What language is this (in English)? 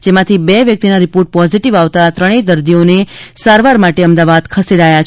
Gujarati